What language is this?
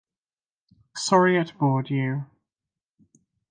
English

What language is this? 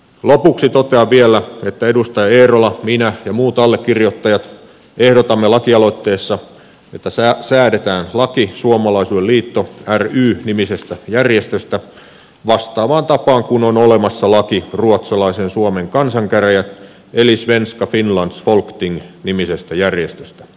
Finnish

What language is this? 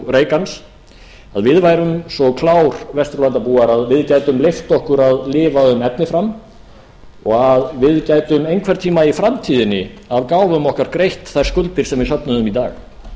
Icelandic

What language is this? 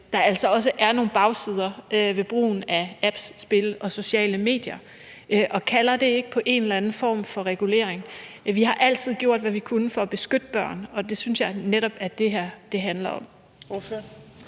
Danish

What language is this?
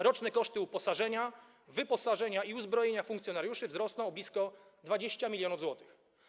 Polish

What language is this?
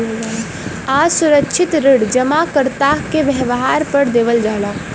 Bhojpuri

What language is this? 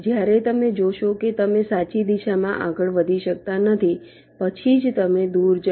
Gujarati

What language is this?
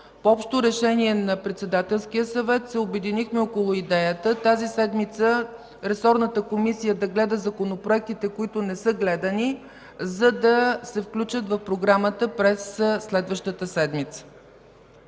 Bulgarian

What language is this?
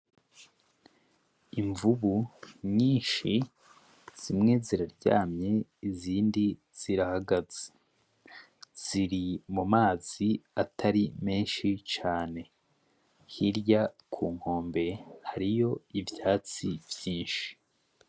Rundi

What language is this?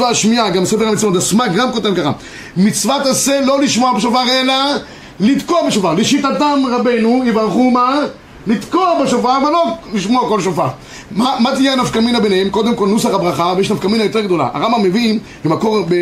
Hebrew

